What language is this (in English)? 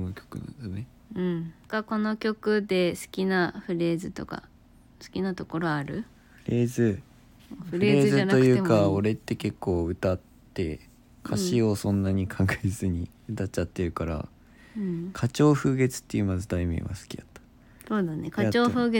Japanese